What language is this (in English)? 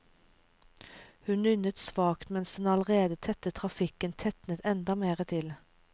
Norwegian